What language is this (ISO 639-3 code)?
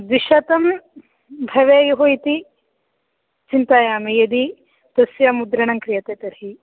san